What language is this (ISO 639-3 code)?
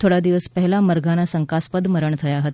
guj